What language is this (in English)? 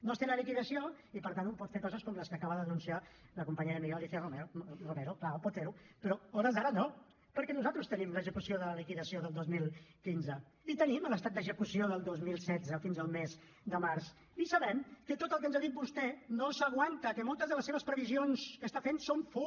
Catalan